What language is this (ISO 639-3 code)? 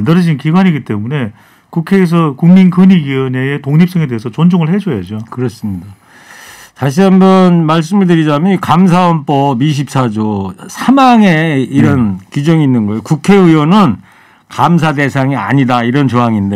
kor